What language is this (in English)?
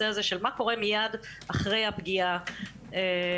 Hebrew